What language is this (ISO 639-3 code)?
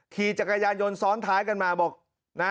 tha